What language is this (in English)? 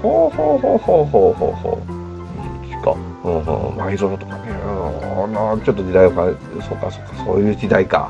Japanese